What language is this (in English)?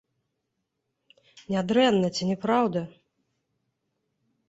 Belarusian